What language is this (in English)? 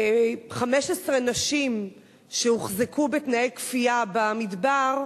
Hebrew